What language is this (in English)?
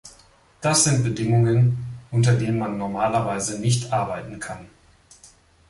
German